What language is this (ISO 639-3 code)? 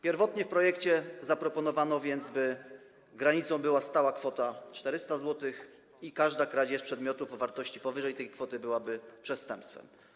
pol